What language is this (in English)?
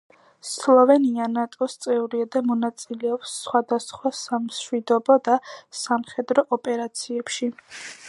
Georgian